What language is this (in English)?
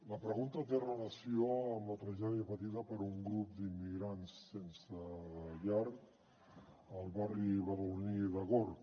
Catalan